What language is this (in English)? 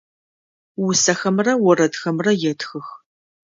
Adyghe